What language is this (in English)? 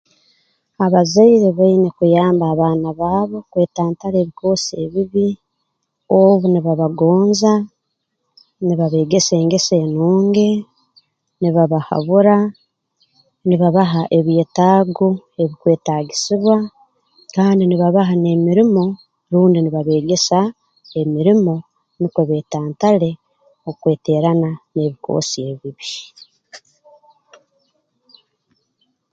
Tooro